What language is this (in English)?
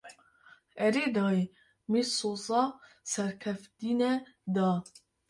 Kurdish